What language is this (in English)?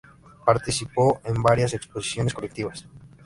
Spanish